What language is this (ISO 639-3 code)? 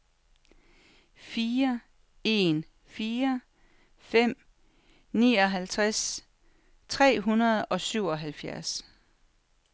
dan